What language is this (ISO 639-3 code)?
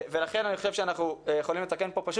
heb